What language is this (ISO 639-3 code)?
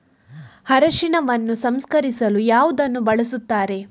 kan